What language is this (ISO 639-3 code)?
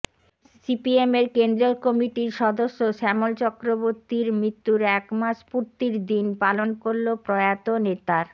ben